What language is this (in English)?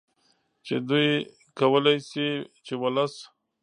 Pashto